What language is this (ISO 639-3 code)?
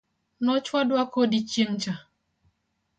luo